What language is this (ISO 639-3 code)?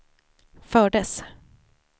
swe